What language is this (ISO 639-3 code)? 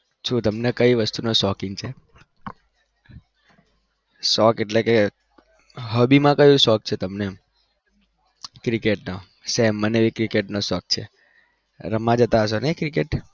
guj